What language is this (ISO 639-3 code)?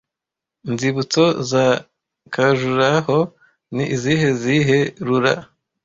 kin